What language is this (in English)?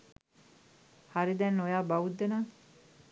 Sinhala